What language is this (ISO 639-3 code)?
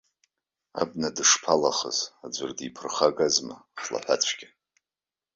abk